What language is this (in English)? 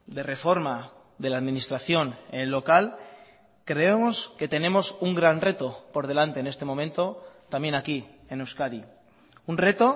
Spanish